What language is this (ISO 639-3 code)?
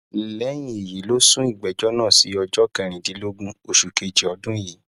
yor